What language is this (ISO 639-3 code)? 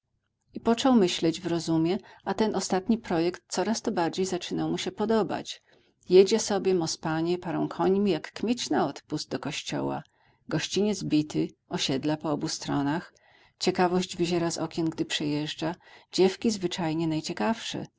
pol